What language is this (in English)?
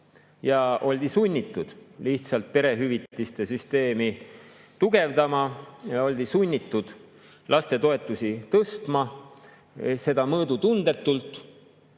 Estonian